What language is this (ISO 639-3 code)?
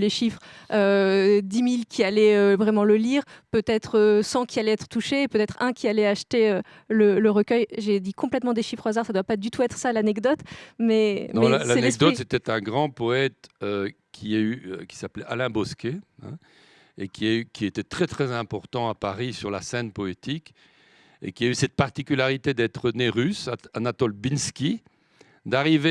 fra